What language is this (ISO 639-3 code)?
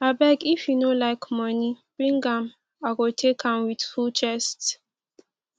pcm